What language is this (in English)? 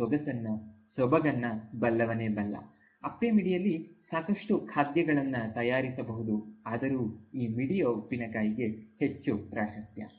Kannada